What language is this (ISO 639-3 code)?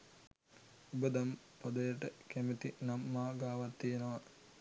sin